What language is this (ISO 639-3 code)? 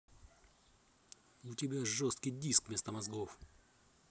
rus